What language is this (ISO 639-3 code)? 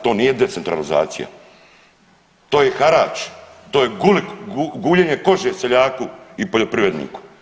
hrv